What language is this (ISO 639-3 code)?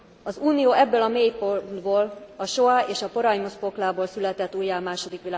hun